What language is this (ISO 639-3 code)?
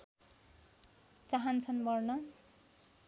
nep